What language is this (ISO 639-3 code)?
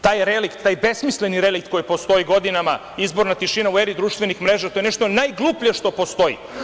srp